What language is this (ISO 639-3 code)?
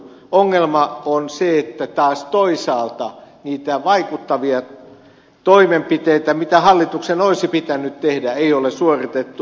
fin